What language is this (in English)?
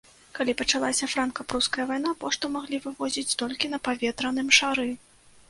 Belarusian